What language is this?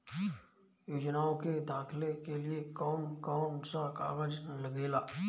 Bhojpuri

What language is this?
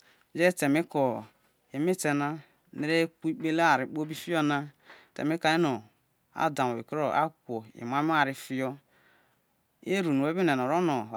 Isoko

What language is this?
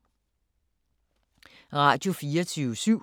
Danish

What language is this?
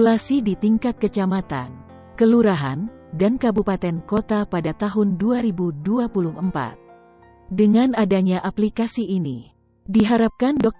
Indonesian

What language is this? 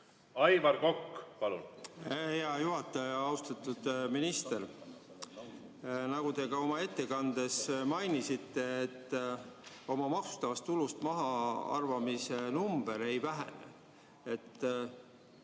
Estonian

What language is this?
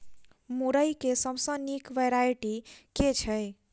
Maithili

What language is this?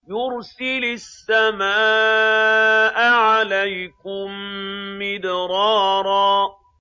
Arabic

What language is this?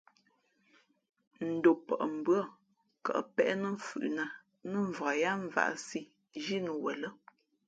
Fe'fe'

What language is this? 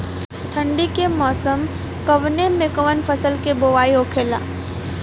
Bhojpuri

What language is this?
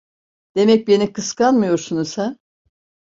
Turkish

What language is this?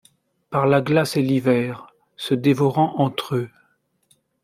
French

